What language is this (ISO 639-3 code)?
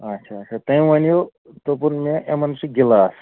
kas